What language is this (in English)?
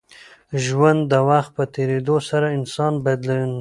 Pashto